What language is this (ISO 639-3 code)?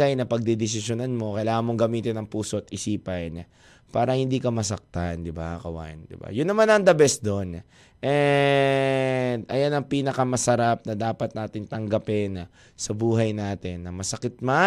fil